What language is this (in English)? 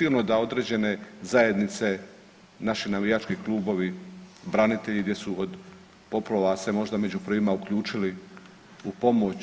Croatian